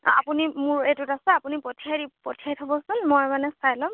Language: Assamese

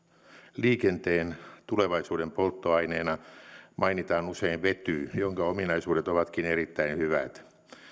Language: Finnish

